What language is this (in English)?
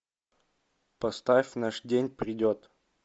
Russian